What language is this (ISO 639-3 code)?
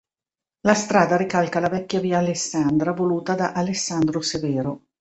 ita